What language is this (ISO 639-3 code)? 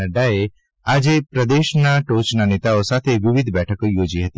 guj